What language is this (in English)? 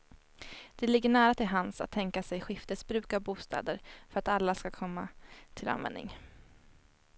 Swedish